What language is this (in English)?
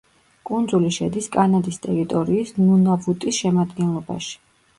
Georgian